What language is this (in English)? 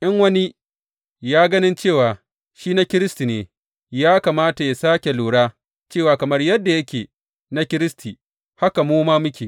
Hausa